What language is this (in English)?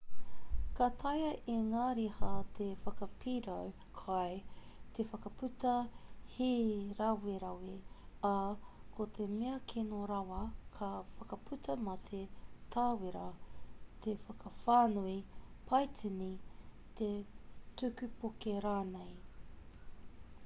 Māori